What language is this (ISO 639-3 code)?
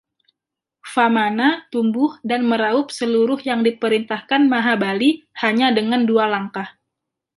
ind